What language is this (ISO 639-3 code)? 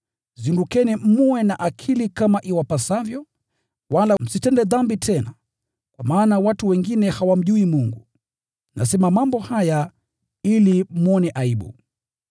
swa